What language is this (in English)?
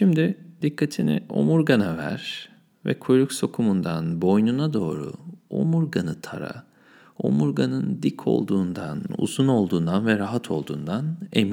Turkish